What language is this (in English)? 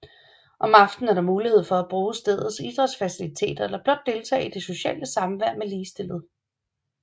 Danish